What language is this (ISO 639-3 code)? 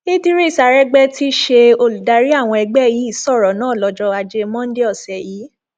yor